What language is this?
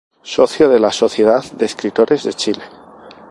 Spanish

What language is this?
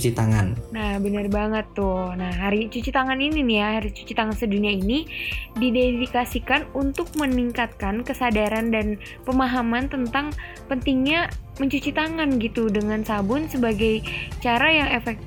Indonesian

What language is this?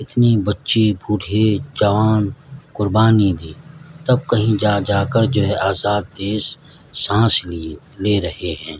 Urdu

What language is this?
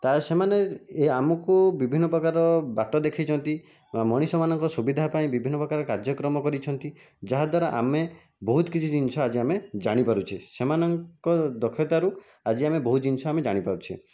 Odia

